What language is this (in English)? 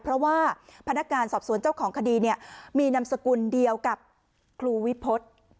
Thai